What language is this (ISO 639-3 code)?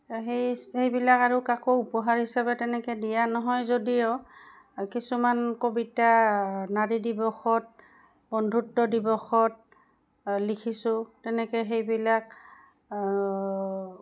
asm